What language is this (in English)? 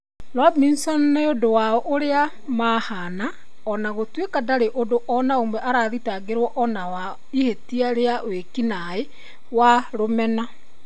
Kikuyu